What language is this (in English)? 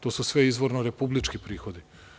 Serbian